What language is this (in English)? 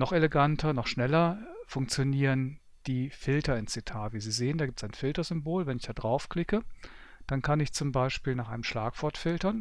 German